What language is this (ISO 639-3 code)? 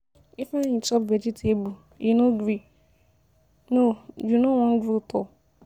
pcm